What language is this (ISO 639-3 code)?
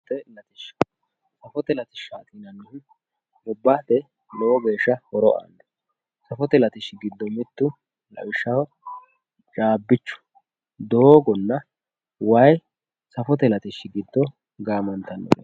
sid